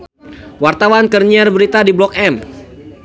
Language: Sundanese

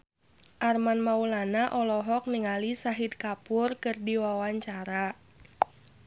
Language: Sundanese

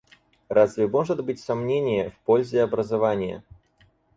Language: Russian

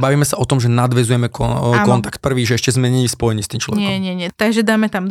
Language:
Slovak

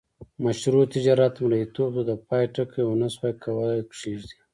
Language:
Pashto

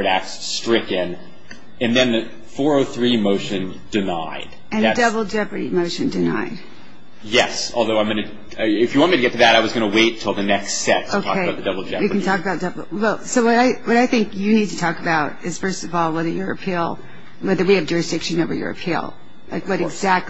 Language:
English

